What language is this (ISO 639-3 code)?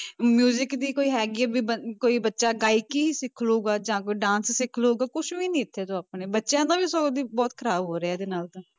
pan